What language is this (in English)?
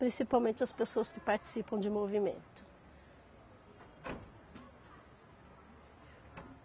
Portuguese